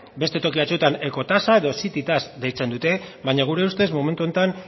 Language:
Basque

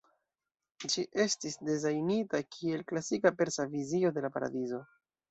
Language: Esperanto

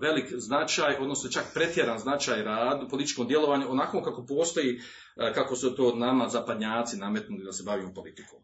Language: Croatian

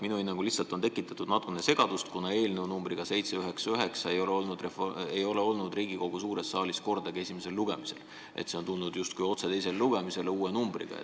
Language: Estonian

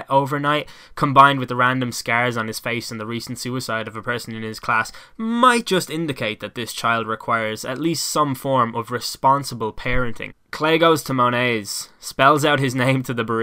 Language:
English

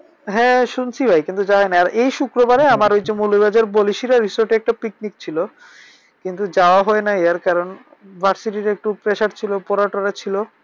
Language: Bangla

